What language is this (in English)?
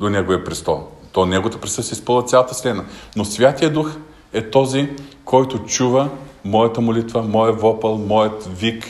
Bulgarian